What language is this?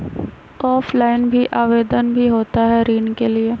Magahi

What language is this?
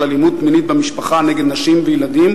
Hebrew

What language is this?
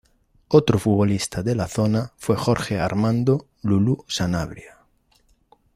Spanish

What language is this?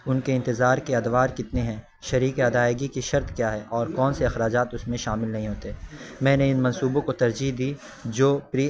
Urdu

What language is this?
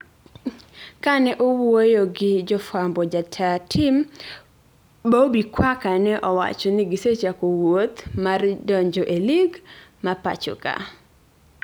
Luo (Kenya and Tanzania)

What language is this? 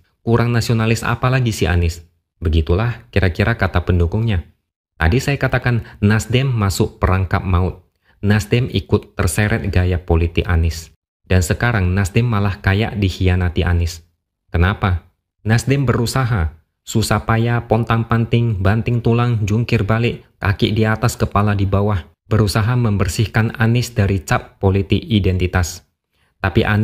Indonesian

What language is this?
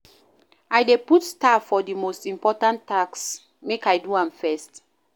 Nigerian Pidgin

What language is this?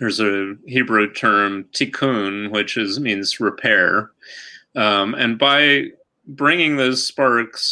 English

